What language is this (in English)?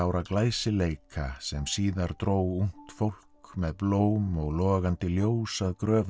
Icelandic